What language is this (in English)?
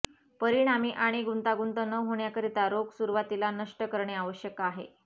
Marathi